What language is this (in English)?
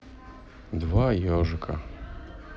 Russian